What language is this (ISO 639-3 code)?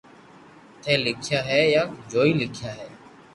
lrk